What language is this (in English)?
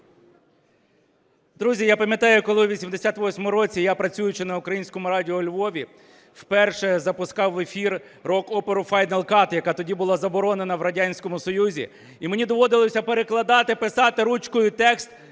Ukrainian